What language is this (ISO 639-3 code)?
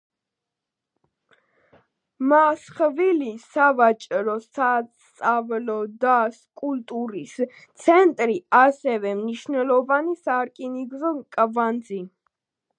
kat